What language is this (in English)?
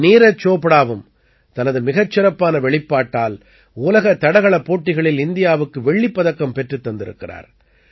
Tamil